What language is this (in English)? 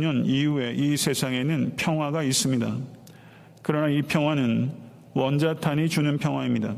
Korean